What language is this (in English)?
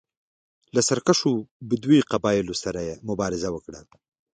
Pashto